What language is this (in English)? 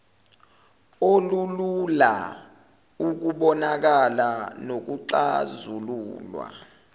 Zulu